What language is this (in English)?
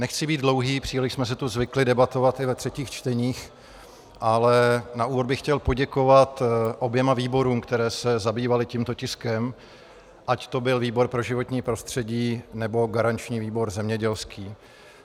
Czech